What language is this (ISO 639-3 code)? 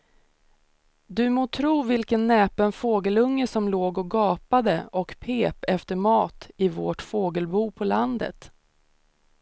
swe